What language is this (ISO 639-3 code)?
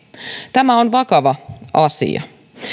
fin